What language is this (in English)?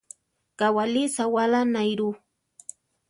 Central Tarahumara